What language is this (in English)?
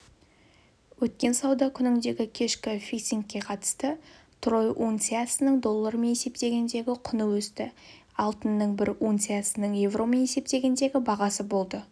Kazakh